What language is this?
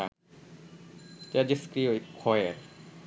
Bangla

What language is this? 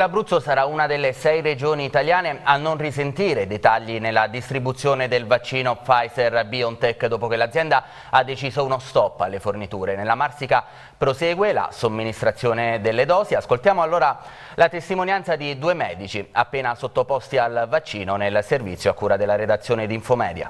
Italian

